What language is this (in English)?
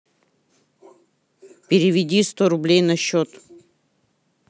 Russian